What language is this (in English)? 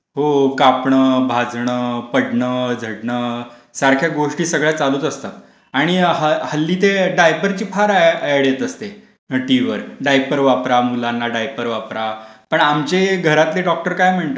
Marathi